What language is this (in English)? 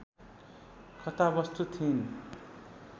Nepali